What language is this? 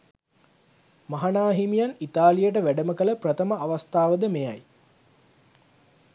Sinhala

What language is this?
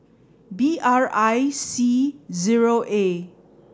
English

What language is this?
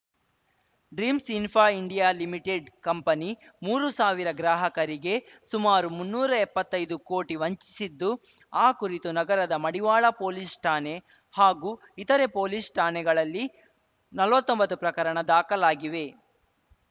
Kannada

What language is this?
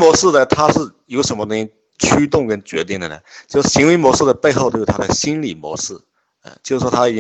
Chinese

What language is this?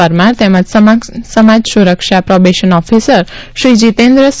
Gujarati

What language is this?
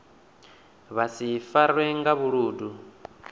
Venda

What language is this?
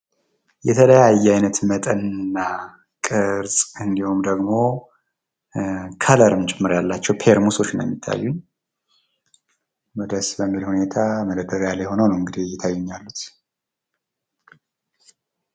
Amharic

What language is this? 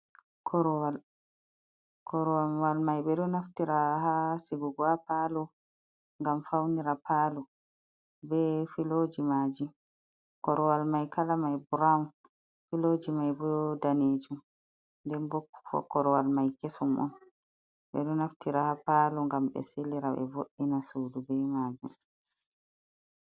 Fula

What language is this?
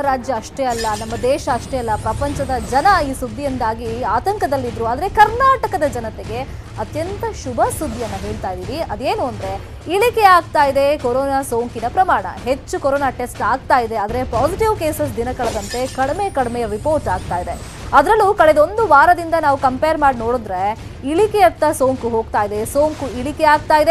Kannada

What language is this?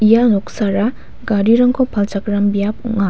Garo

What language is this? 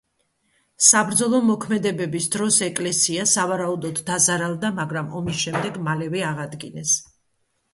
Georgian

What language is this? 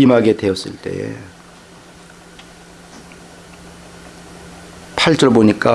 Korean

